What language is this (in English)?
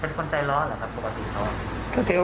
Thai